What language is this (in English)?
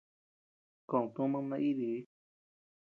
Tepeuxila Cuicatec